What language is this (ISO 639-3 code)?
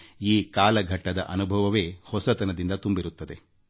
kan